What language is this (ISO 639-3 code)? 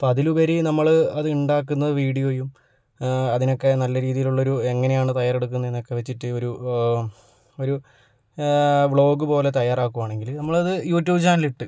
mal